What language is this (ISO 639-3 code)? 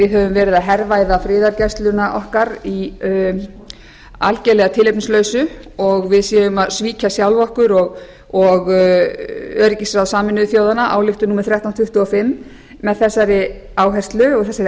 isl